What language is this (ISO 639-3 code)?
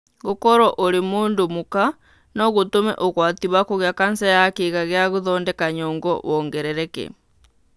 kik